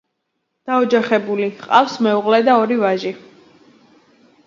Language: Georgian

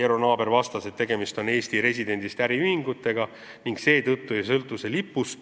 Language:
Estonian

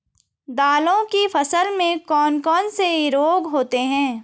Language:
Hindi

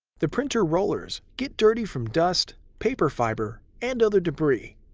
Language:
English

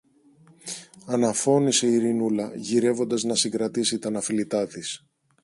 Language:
Greek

